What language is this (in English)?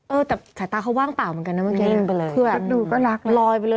Thai